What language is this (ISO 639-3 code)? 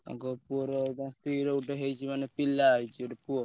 ori